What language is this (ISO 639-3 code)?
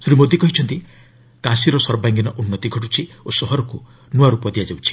ori